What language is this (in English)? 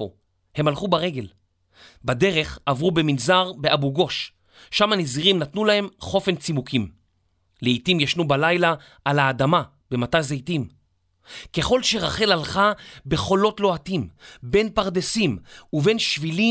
Hebrew